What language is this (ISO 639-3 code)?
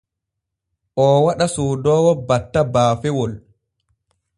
fue